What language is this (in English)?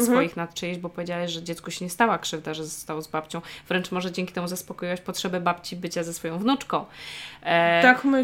Polish